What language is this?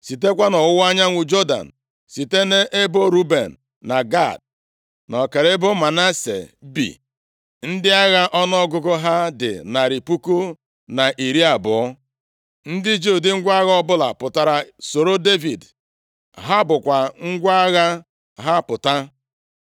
Igbo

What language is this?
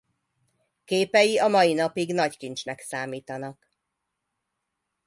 Hungarian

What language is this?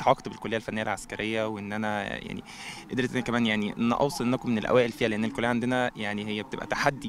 Arabic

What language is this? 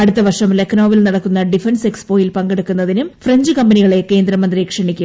Malayalam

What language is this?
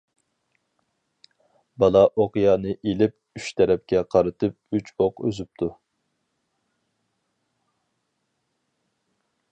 Uyghur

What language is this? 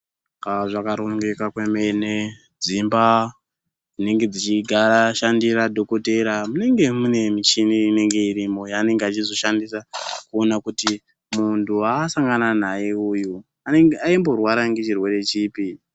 Ndau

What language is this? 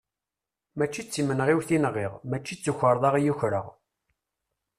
Kabyle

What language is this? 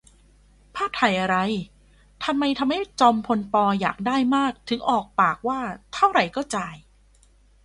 Thai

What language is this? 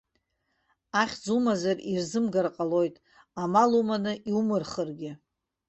Abkhazian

